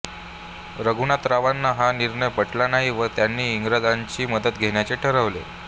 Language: Marathi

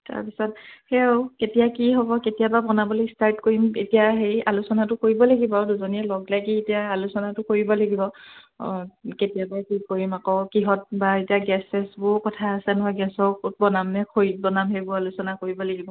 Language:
Assamese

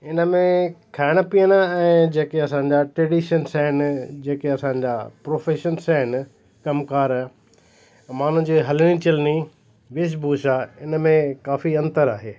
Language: Sindhi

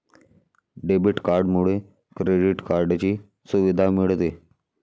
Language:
Marathi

